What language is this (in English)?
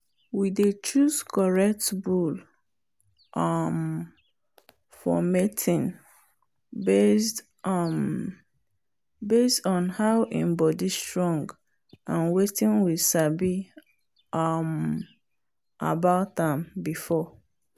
Nigerian Pidgin